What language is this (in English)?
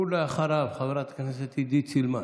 Hebrew